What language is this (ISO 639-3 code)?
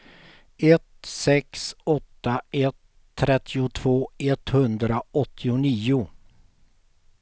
swe